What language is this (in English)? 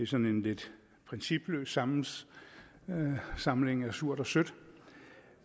Danish